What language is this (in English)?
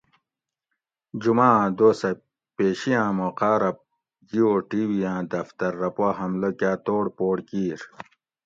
Gawri